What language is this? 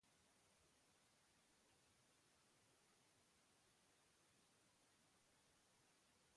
Basque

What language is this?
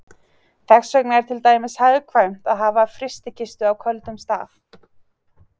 Icelandic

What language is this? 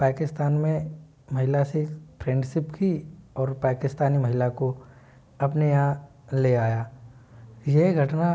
Hindi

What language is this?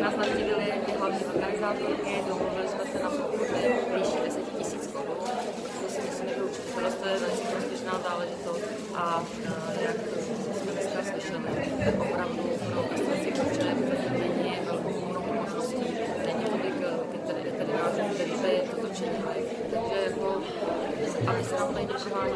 Czech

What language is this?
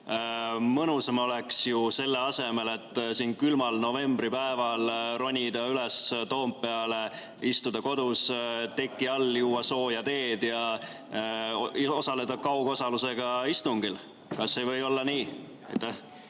Estonian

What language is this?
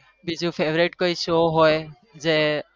Gujarati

